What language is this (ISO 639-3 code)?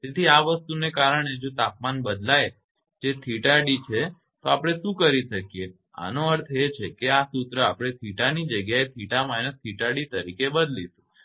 guj